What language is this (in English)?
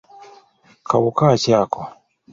Ganda